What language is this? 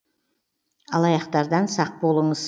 Kazakh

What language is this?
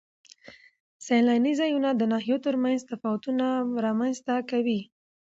Pashto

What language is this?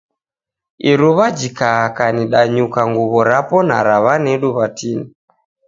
Taita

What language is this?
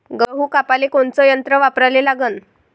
Marathi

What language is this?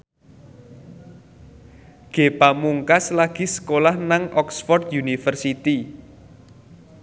Javanese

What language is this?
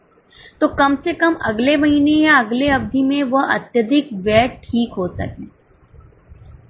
Hindi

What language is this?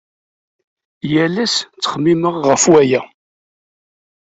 Kabyle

